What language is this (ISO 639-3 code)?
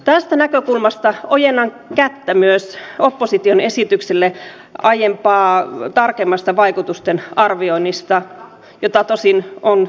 fin